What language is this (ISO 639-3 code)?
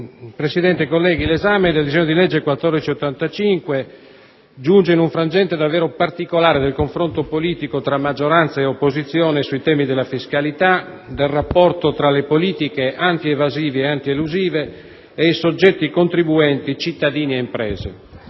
ita